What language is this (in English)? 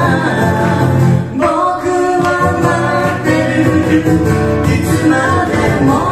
Japanese